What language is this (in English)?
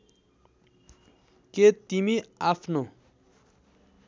Nepali